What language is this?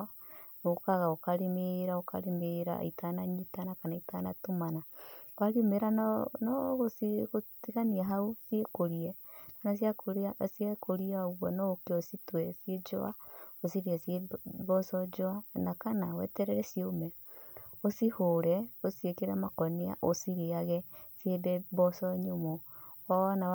Kikuyu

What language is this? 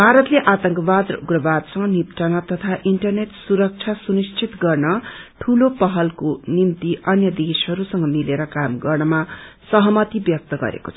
Nepali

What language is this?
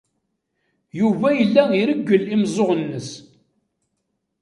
Kabyle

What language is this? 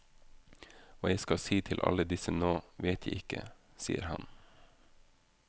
Norwegian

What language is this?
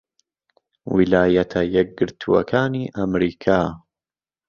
Central Kurdish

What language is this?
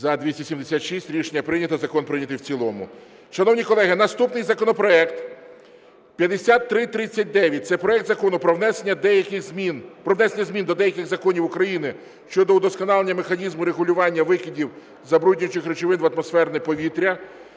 Ukrainian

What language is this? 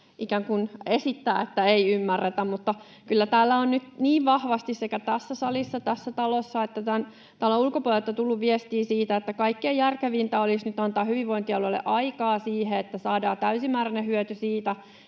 Finnish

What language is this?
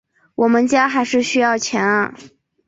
Chinese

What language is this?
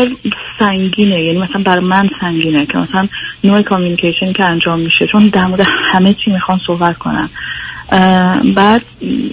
Persian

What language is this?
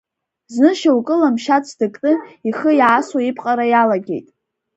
Abkhazian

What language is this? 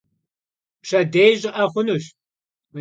Kabardian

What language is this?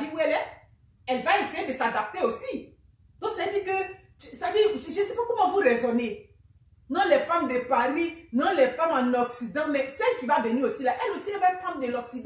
French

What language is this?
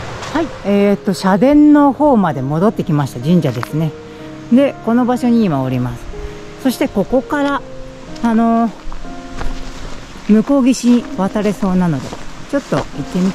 Japanese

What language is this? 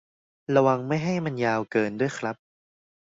Thai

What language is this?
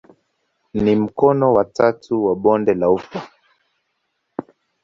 Swahili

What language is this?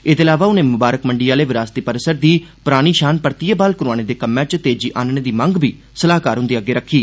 Dogri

